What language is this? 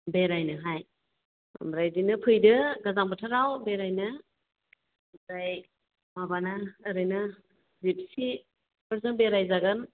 Bodo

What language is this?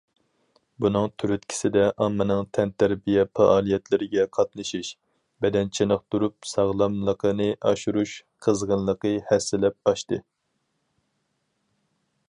Uyghur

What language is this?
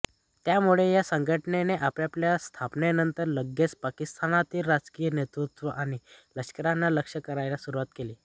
Marathi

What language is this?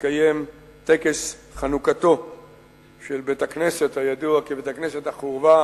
Hebrew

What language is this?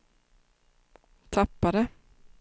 Swedish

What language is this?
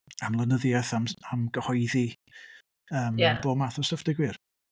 Welsh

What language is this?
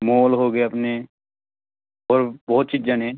Punjabi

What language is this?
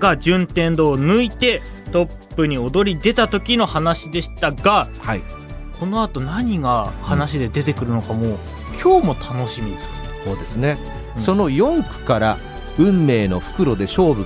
Japanese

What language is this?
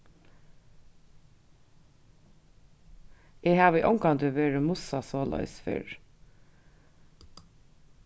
Faroese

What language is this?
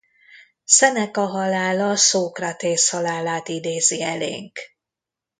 Hungarian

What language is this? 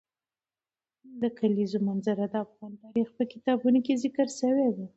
Pashto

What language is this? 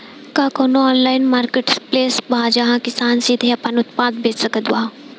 Bhojpuri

